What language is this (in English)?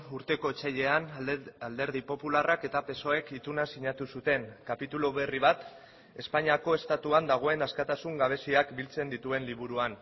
Basque